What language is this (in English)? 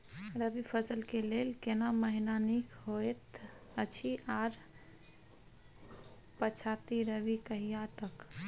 Maithili